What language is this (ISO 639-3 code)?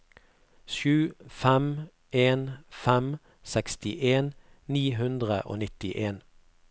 nor